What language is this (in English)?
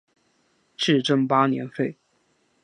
Chinese